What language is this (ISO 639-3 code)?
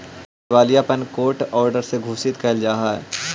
mag